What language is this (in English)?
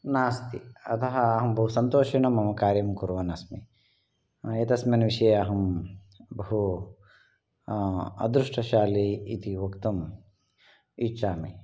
Sanskrit